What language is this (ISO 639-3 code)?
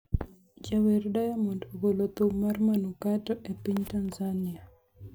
luo